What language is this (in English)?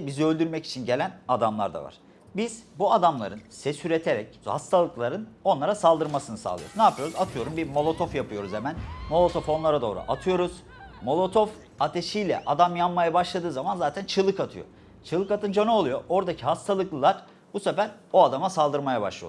Turkish